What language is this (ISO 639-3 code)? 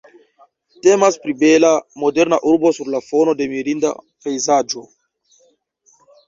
epo